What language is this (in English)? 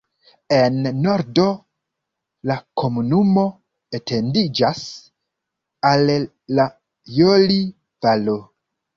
Esperanto